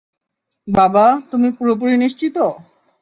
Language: Bangla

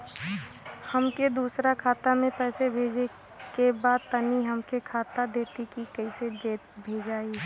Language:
Bhojpuri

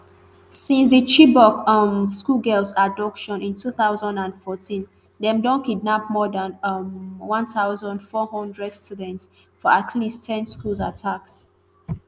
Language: Nigerian Pidgin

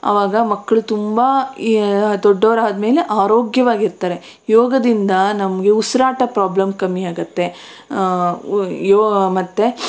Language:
Kannada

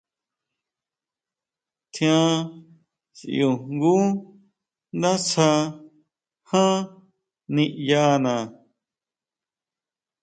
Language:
Huautla Mazatec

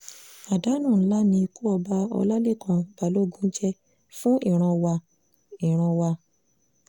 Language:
Yoruba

